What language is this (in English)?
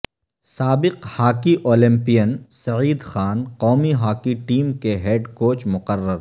Urdu